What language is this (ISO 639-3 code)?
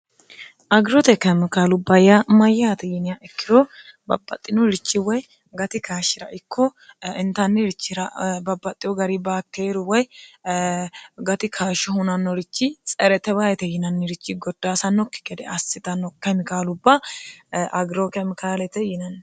sid